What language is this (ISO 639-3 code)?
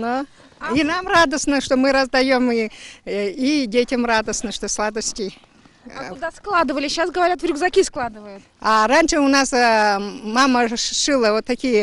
rus